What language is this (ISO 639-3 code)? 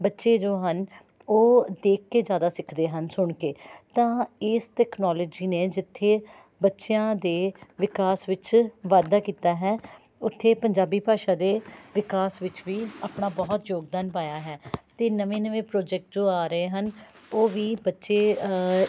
pan